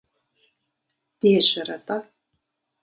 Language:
Kabardian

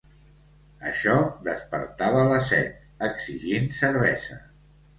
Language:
Catalan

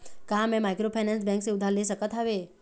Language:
Chhattisgarhi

